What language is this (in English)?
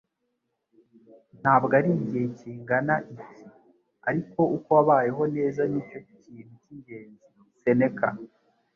Kinyarwanda